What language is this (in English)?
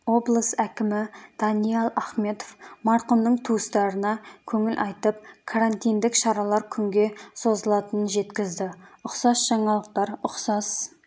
Kazakh